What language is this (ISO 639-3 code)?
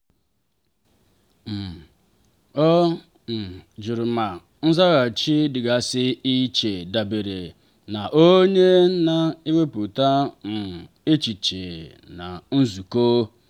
ibo